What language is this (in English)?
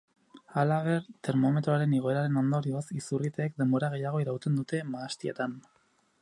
Basque